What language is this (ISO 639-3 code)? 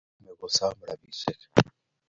kln